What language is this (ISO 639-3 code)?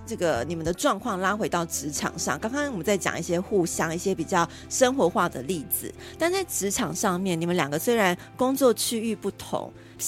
zho